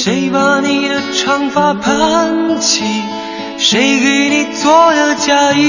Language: Chinese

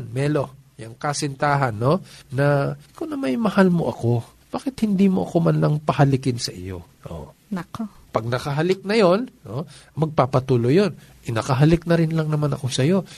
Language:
Filipino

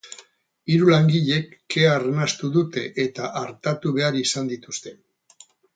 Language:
Basque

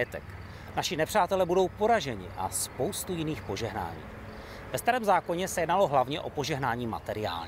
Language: Czech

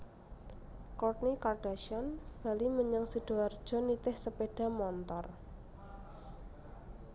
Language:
Javanese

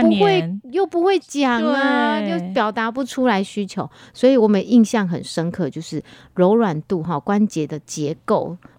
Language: Chinese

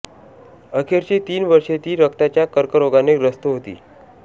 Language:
Marathi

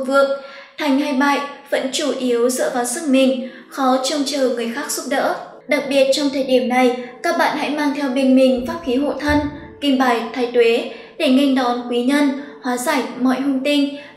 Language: Vietnamese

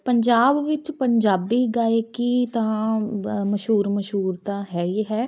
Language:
Punjabi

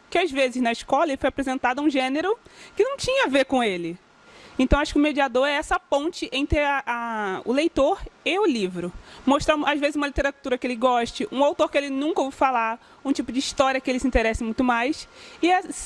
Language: Portuguese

